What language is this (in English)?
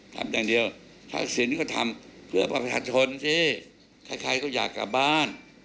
Thai